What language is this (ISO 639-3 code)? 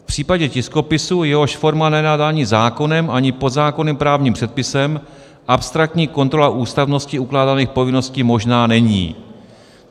ces